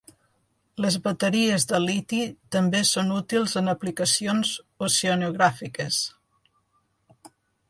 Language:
Catalan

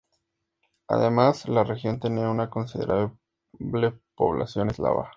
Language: Spanish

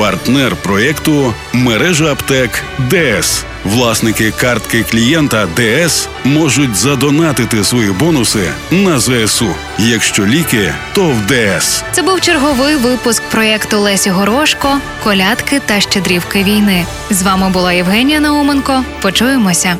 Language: Ukrainian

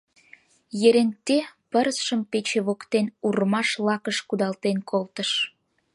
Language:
Mari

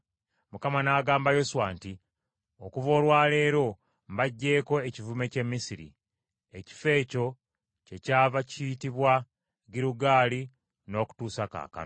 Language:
Ganda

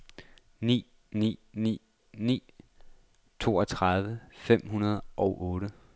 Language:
Danish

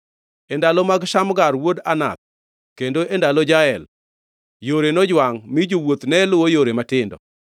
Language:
Luo (Kenya and Tanzania)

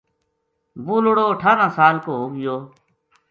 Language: Gujari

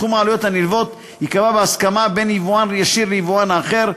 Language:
Hebrew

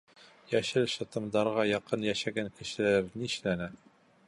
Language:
Bashkir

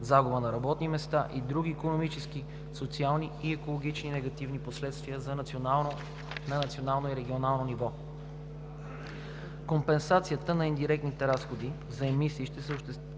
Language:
Bulgarian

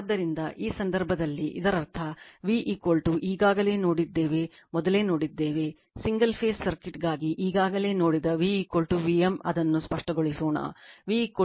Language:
Kannada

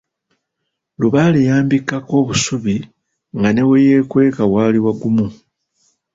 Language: Ganda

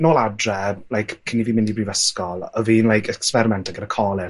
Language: Welsh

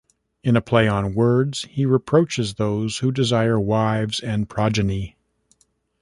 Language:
English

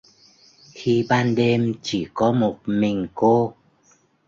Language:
Vietnamese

